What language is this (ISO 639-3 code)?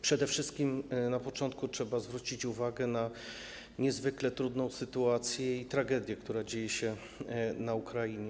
pol